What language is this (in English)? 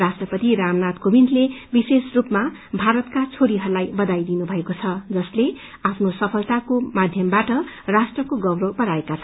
Nepali